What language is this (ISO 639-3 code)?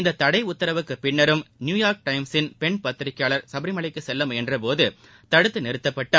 tam